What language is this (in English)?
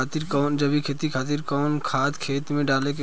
Bhojpuri